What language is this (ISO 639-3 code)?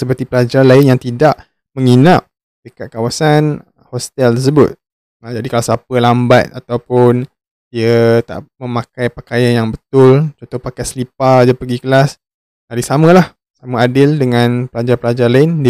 msa